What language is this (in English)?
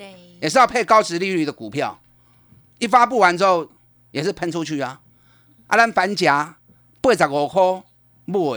Chinese